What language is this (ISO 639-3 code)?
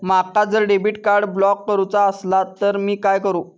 mar